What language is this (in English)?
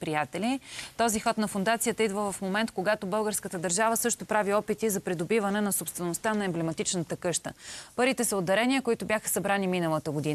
Bulgarian